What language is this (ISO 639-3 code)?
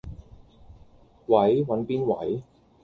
yue